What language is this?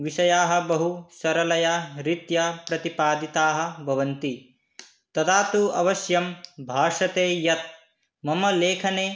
Sanskrit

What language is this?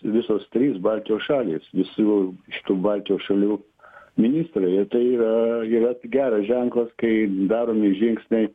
Lithuanian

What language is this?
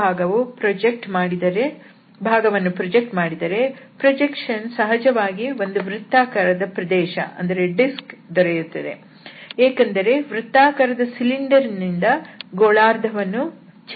Kannada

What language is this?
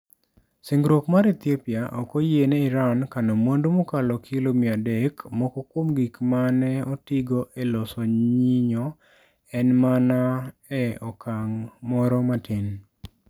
Luo (Kenya and Tanzania)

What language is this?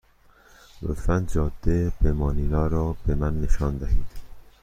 Persian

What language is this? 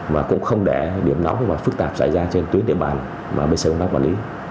Vietnamese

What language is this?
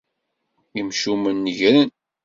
Kabyle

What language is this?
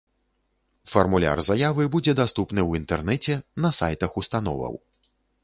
Belarusian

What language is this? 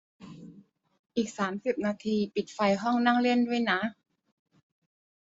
Thai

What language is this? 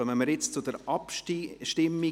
Swiss German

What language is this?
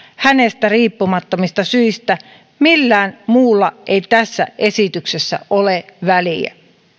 Finnish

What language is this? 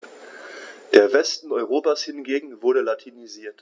German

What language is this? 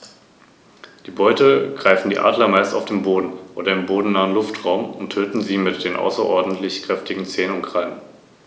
German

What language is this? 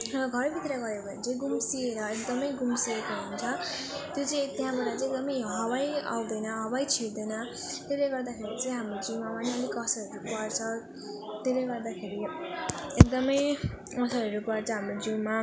Nepali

